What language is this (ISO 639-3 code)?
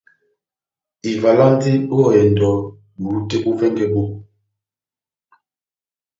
bnm